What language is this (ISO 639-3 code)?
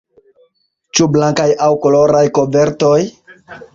epo